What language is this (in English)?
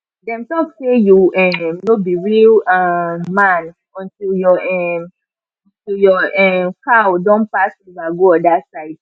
Nigerian Pidgin